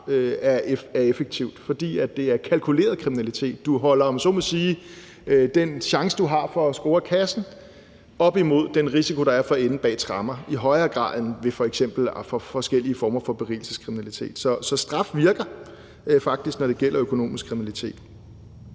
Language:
Danish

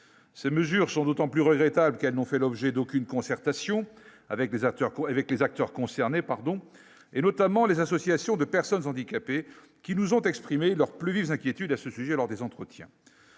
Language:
French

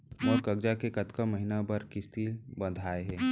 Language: Chhattisgarhi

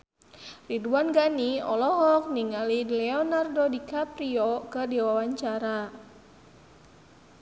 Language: Sundanese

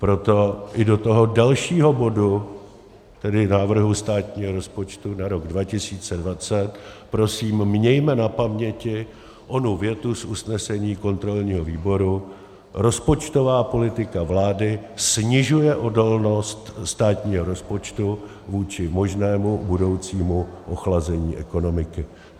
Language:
Czech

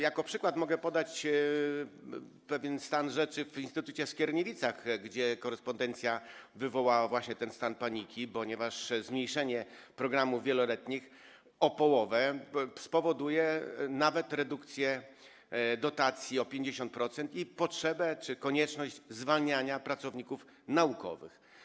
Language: Polish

